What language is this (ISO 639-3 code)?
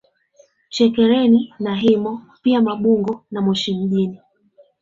swa